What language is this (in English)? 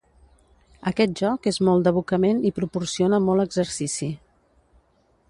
Catalan